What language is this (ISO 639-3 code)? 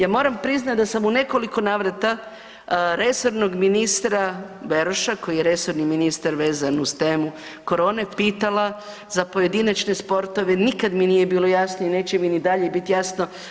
hrv